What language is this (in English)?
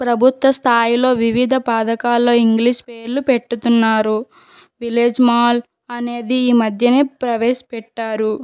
Telugu